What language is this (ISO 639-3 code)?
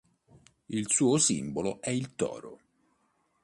ita